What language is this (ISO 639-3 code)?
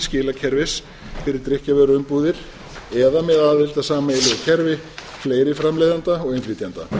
isl